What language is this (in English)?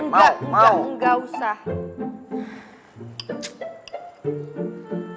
Indonesian